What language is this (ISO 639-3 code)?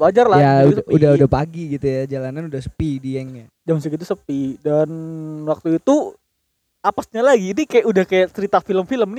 ind